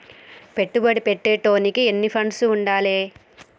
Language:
Telugu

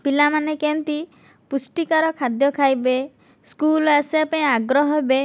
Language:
Odia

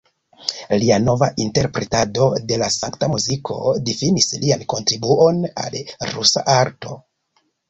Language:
Esperanto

